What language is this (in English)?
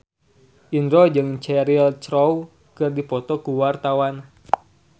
Sundanese